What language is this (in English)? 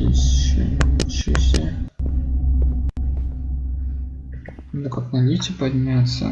Russian